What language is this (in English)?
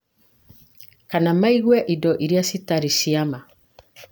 Kikuyu